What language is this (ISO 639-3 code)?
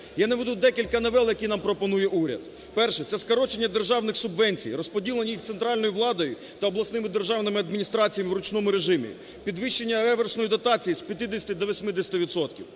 ukr